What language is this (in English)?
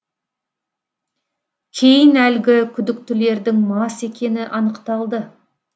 Kazakh